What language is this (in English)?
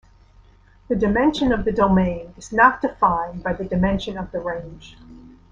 English